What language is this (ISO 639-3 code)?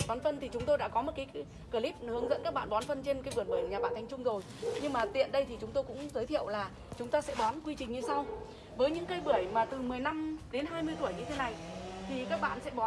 vie